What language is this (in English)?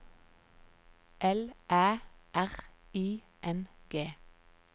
Norwegian